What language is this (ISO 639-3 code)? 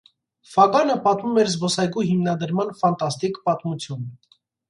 hye